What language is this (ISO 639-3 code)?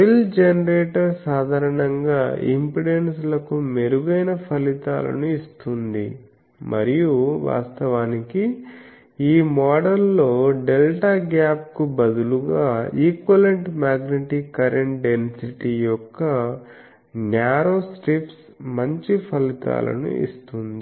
tel